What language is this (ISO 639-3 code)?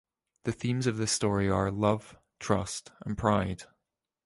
eng